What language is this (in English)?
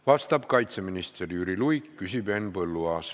Estonian